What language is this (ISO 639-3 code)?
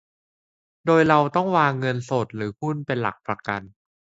tha